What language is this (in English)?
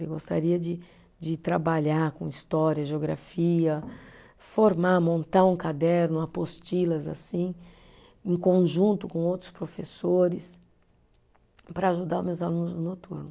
Portuguese